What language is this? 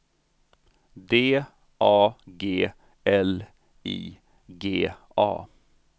Swedish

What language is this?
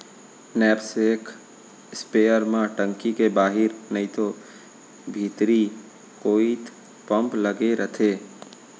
Chhattisgarhi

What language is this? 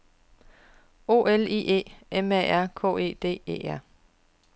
Danish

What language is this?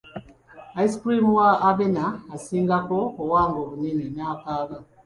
Ganda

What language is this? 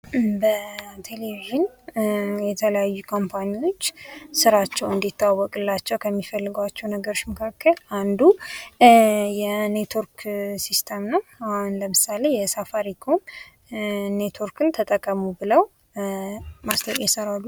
Amharic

